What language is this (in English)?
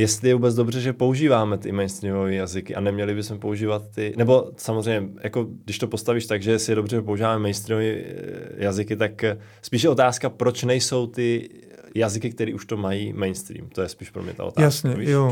Czech